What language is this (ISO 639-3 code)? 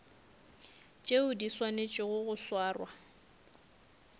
nso